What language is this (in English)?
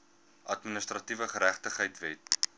Afrikaans